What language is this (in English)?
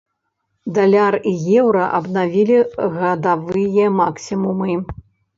Belarusian